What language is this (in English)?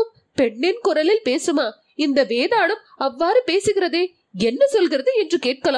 Tamil